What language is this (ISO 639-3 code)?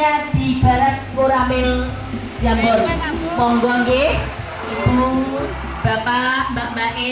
ind